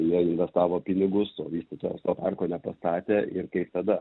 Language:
Lithuanian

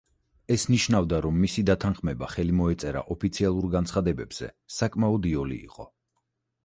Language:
Georgian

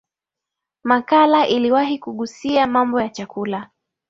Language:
Swahili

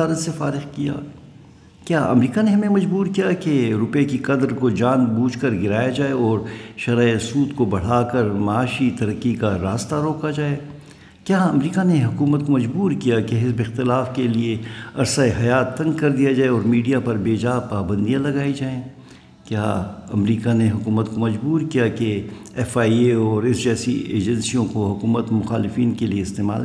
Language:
Urdu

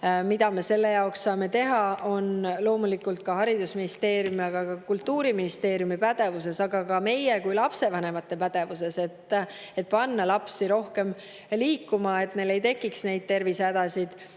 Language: Estonian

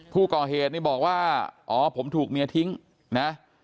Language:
Thai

